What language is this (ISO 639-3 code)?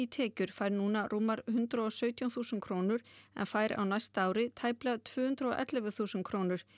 isl